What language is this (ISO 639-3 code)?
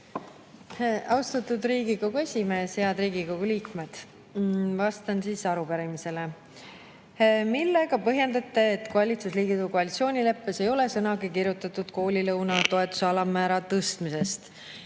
est